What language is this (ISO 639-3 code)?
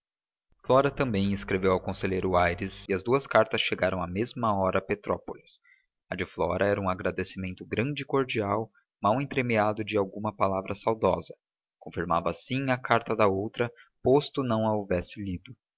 por